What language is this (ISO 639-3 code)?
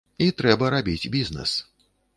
bel